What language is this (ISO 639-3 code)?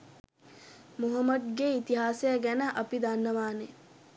sin